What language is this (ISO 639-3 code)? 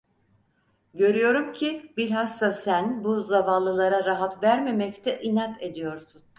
tur